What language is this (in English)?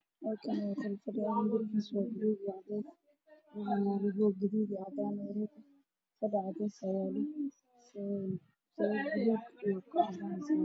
Somali